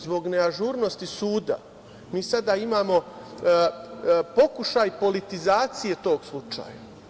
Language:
Serbian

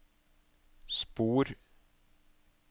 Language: Norwegian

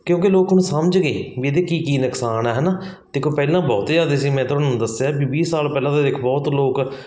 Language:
Punjabi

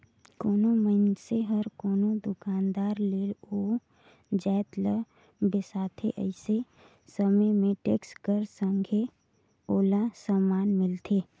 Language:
Chhattisgarhi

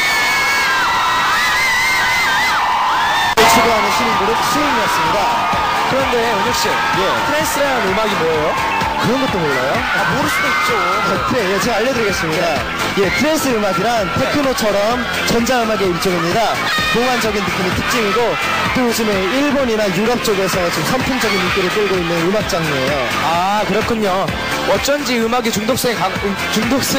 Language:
Korean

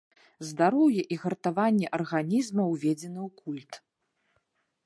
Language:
Belarusian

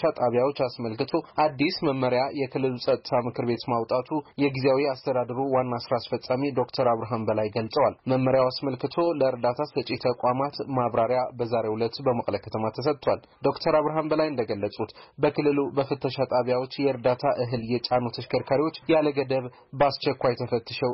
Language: Amharic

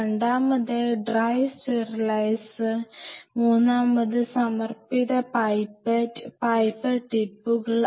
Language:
Malayalam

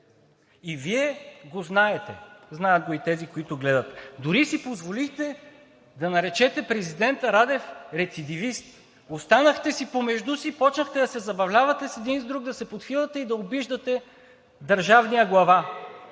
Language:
Bulgarian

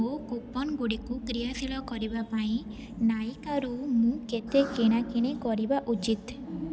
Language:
Odia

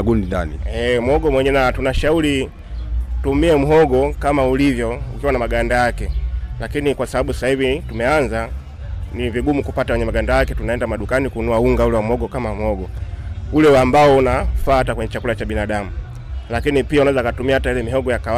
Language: Swahili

